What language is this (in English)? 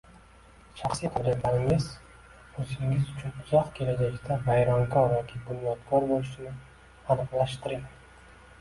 Uzbek